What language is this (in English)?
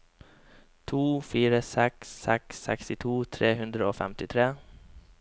Norwegian